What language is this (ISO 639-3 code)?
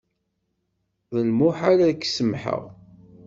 kab